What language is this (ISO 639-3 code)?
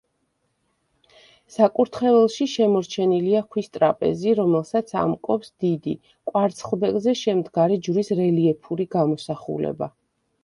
kat